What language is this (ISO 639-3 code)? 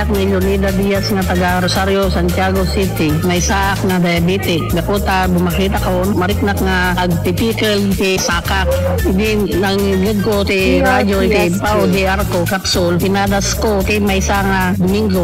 fil